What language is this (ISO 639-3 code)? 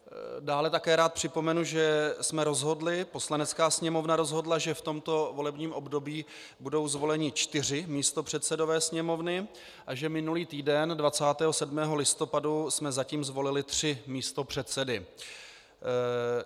ces